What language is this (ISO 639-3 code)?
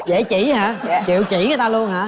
vie